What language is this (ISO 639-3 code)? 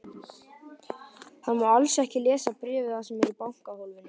isl